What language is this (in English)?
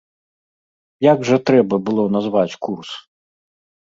Belarusian